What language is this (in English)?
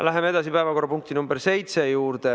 Estonian